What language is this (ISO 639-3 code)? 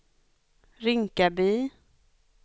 swe